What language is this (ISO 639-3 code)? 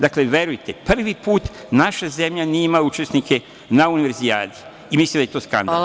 srp